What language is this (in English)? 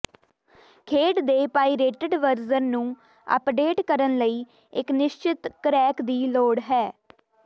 Punjabi